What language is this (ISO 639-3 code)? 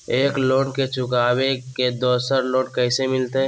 mag